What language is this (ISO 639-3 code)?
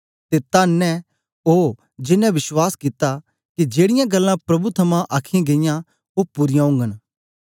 doi